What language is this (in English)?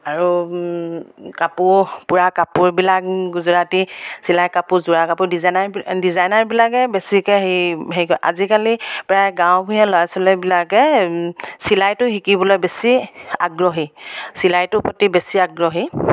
Assamese